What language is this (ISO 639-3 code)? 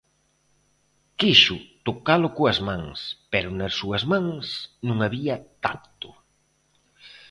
glg